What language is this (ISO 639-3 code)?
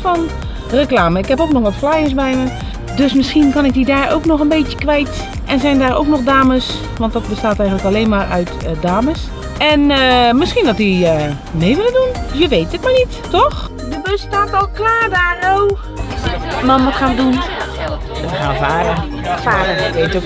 nld